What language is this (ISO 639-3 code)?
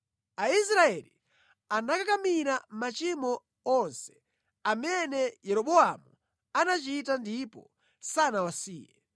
nya